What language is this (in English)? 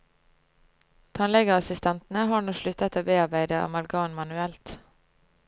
Norwegian